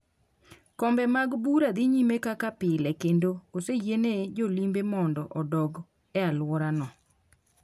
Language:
Luo (Kenya and Tanzania)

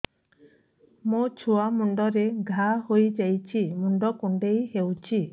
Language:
Odia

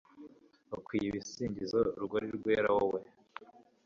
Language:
Kinyarwanda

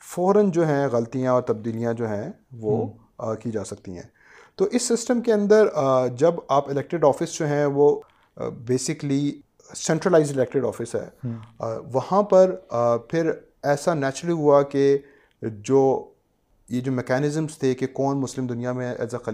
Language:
Urdu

